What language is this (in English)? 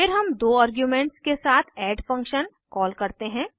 Hindi